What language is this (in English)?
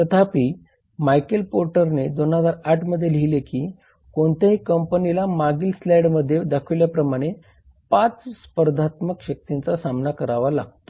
Marathi